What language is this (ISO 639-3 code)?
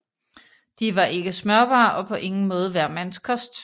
dan